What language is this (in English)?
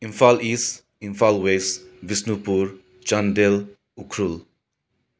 Manipuri